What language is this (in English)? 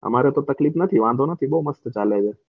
Gujarati